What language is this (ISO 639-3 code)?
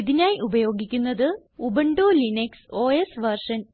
mal